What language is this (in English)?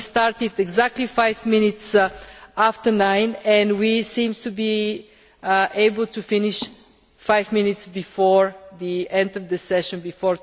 English